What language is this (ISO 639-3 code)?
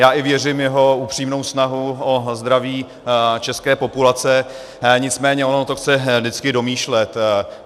ces